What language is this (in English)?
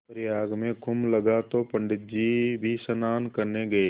Hindi